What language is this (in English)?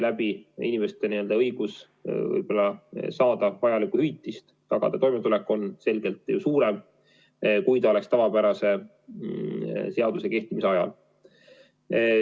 Estonian